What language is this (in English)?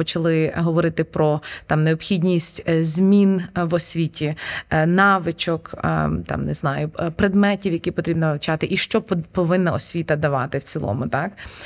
Ukrainian